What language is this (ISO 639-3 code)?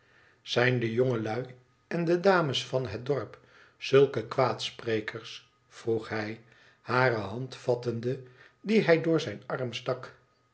nld